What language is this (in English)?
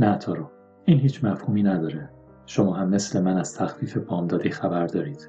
Persian